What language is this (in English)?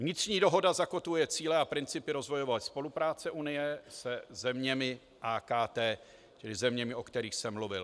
Czech